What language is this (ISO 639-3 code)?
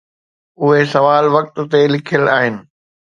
snd